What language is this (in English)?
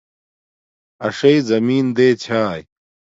Domaaki